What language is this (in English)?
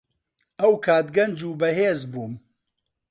Central Kurdish